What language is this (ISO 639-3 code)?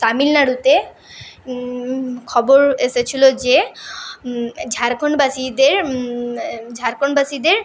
ben